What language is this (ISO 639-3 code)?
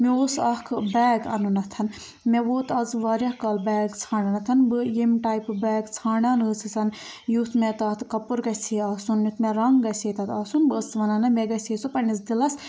kas